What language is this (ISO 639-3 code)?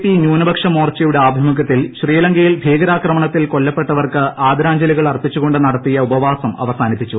mal